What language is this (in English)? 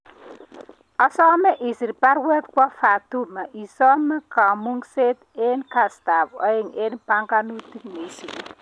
Kalenjin